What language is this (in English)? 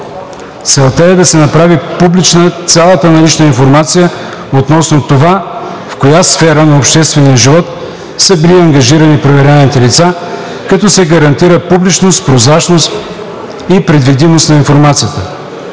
Bulgarian